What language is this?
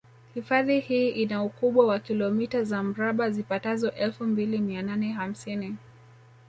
Swahili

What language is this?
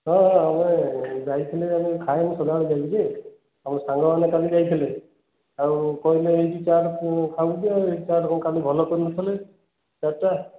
Odia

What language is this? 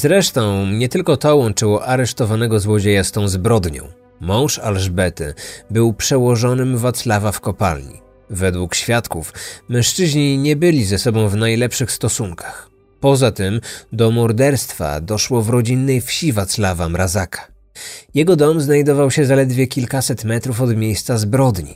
Polish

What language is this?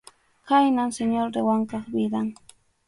Arequipa-La Unión Quechua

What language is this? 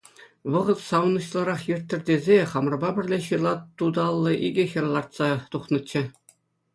Chuvash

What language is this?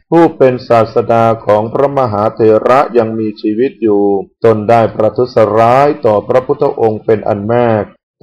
Thai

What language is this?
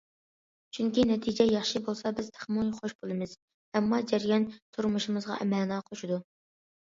Uyghur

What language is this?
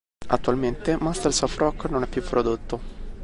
Italian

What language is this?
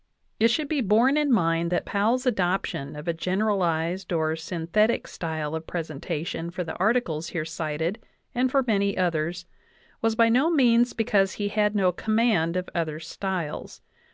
English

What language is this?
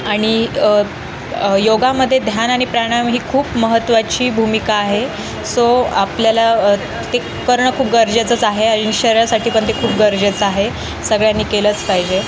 Marathi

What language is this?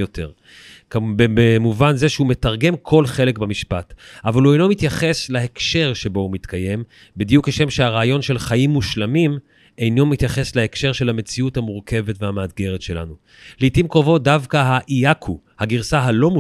Hebrew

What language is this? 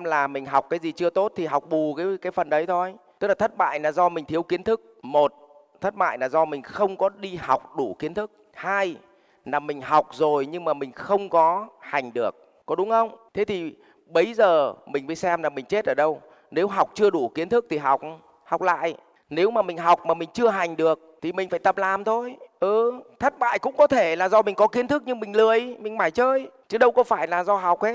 Vietnamese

